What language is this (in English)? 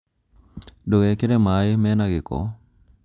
Kikuyu